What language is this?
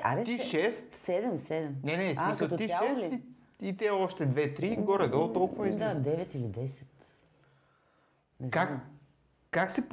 Bulgarian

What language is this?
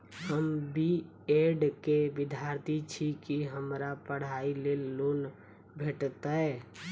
Maithili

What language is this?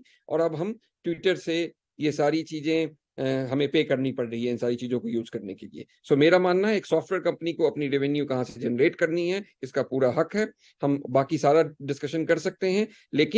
Hindi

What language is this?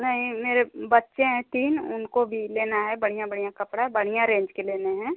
Hindi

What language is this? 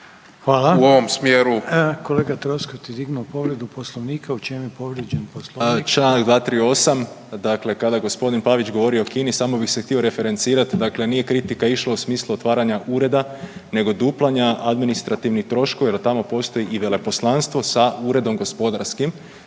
Croatian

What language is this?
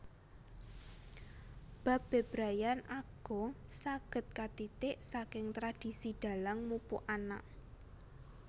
Javanese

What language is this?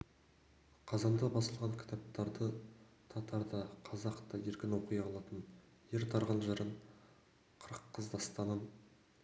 Kazakh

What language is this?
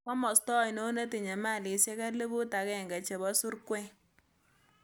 Kalenjin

